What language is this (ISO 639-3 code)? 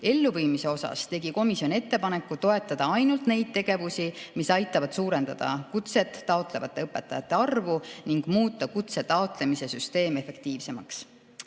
est